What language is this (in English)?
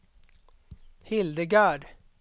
Swedish